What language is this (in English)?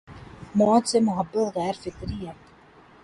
Urdu